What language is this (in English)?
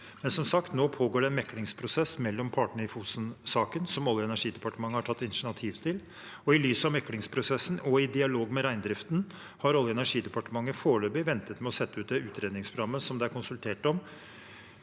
Norwegian